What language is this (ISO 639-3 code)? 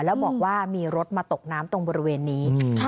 tha